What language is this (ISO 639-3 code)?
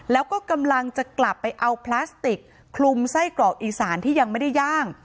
tha